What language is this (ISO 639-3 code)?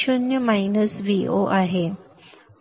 mar